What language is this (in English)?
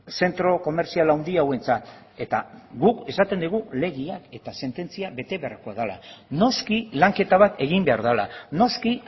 Basque